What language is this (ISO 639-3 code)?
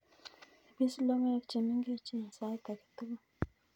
kln